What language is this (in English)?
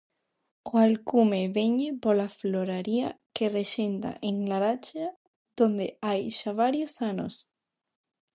Galician